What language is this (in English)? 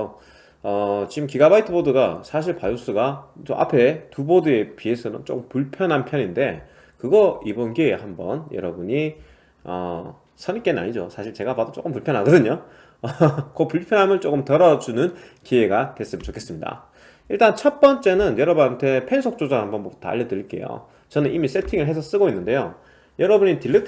Korean